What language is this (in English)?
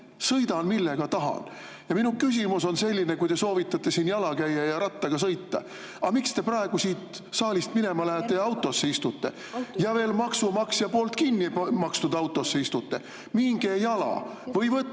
Estonian